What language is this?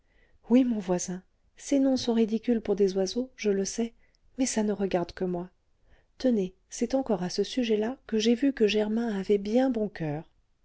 French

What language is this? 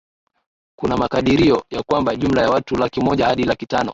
Swahili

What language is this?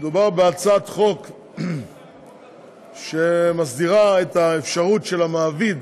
Hebrew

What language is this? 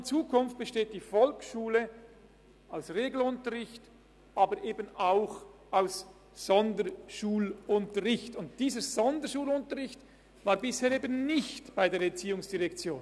Swiss German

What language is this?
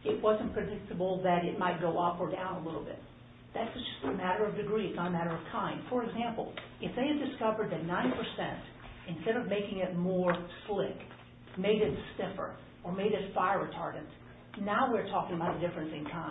English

